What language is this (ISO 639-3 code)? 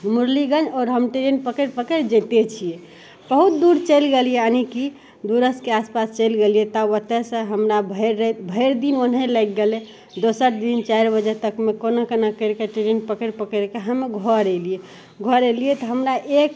mai